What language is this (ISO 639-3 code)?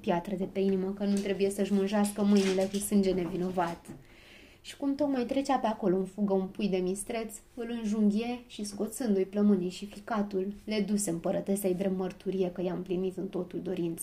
ron